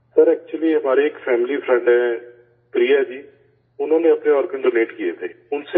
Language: Urdu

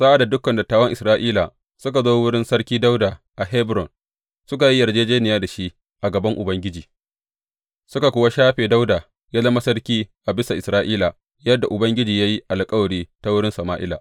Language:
Hausa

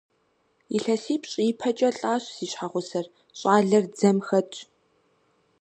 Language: Kabardian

